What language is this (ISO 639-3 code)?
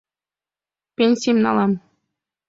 chm